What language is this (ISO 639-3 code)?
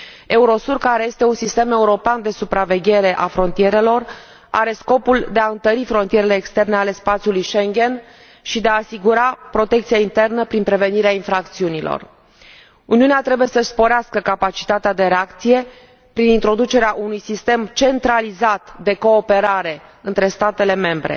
ron